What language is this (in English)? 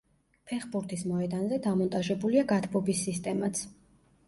Georgian